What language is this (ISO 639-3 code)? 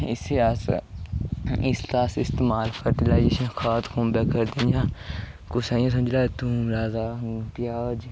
doi